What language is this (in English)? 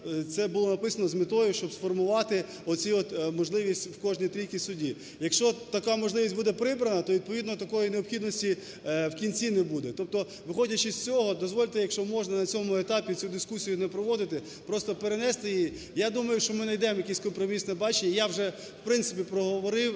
Ukrainian